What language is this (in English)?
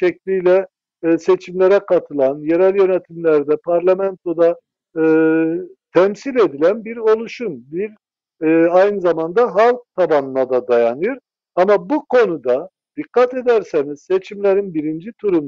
Turkish